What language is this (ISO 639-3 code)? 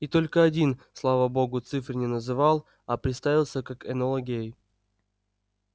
rus